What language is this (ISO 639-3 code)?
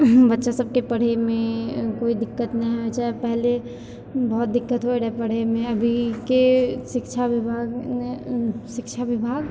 mai